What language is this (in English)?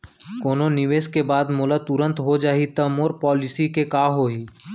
Chhattisgarhi